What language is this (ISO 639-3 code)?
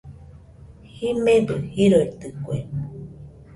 hux